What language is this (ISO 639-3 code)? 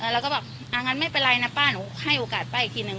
tha